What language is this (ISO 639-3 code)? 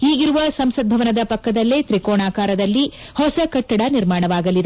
kan